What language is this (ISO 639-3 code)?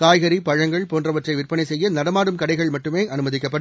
tam